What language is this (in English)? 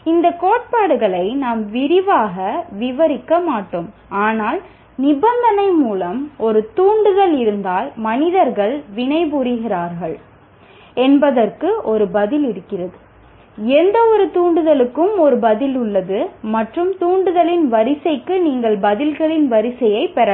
Tamil